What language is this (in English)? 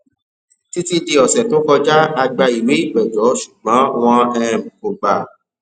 Yoruba